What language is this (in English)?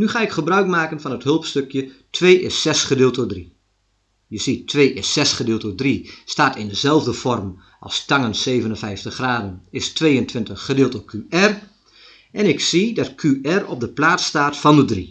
Dutch